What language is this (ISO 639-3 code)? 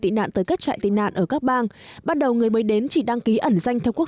vie